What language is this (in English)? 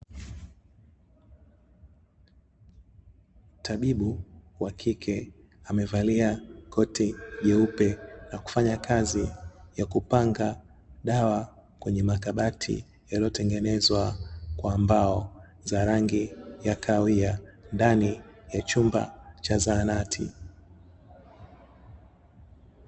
Swahili